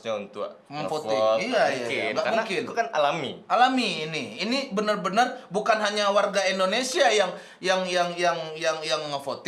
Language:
Indonesian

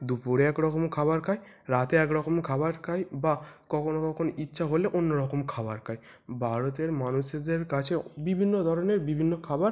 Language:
Bangla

